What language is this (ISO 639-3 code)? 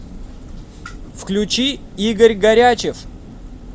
rus